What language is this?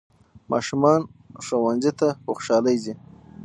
Pashto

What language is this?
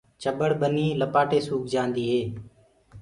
Gurgula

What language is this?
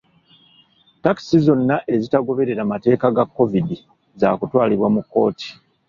Ganda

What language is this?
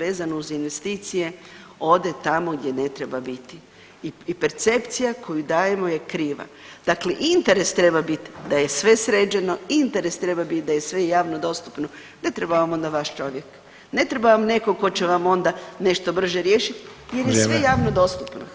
Croatian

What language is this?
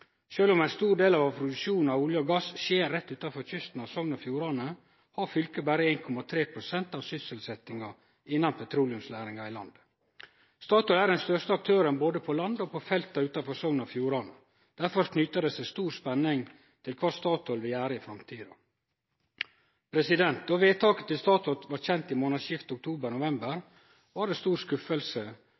Norwegian Nynorsk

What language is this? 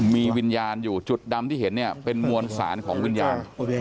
Thai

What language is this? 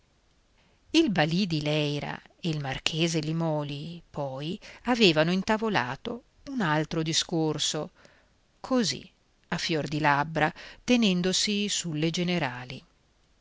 Italian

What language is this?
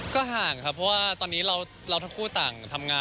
Thai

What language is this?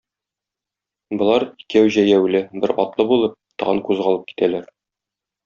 Tatar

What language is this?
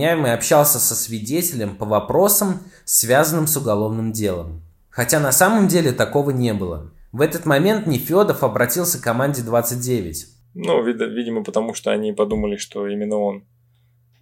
Russian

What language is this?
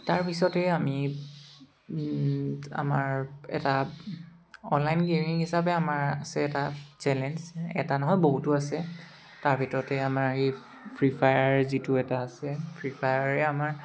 Assamese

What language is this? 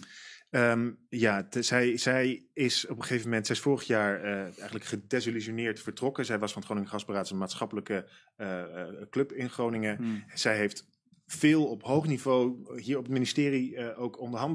Dutch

